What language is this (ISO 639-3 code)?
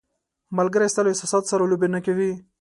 pus